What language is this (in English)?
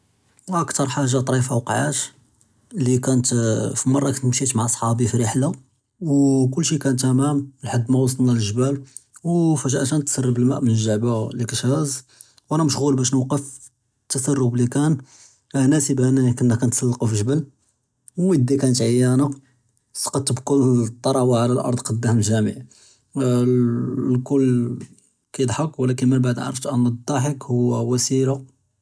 Judeo-Arabic